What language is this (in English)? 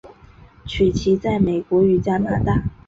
Chinese